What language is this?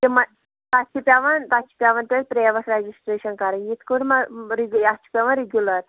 Kashmiri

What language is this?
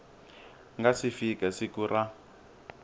Tsonga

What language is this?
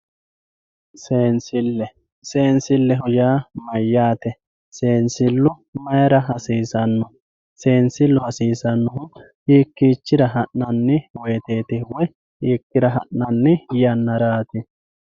Sidamo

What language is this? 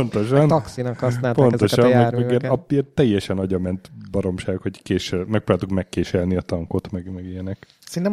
Hungarian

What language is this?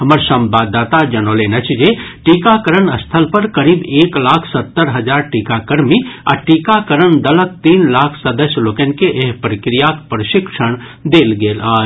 Maithili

